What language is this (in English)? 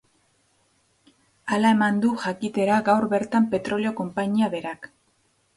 Basque